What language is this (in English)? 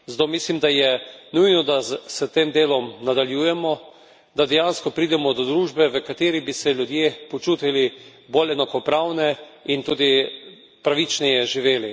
Slovenian